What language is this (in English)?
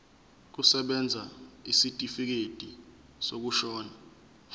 Zulu